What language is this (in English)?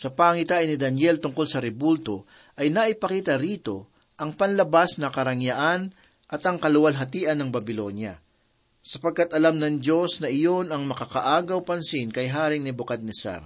Filipino